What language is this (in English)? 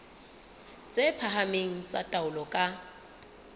Southern Sotho